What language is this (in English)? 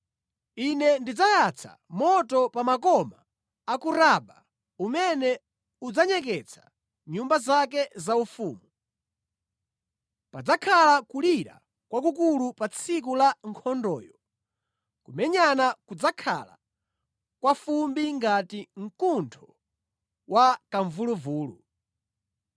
Nyanja